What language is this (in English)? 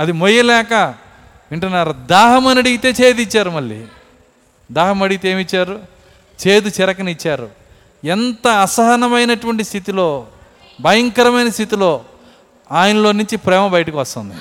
Telugu